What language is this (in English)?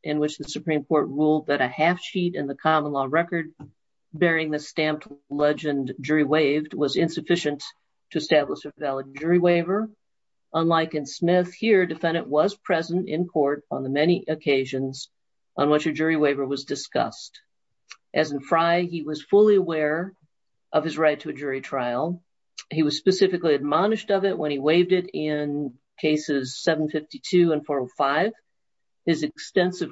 English